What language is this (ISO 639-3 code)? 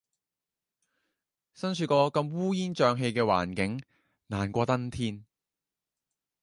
yue